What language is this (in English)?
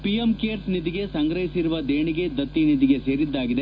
Kannada